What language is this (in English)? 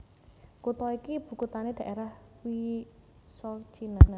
Javanese